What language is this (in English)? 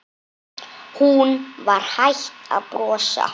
Icelandic